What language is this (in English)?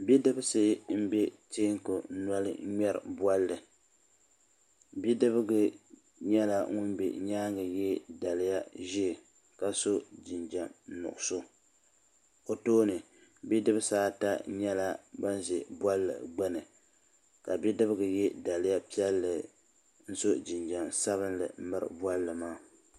Dagbani